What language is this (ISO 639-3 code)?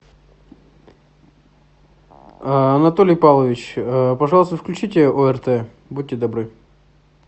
rus